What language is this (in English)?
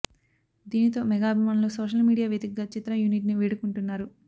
Telugu